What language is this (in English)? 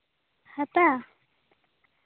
Santali